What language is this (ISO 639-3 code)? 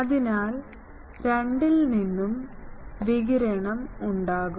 mal